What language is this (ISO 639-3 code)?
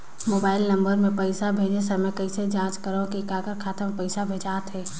hne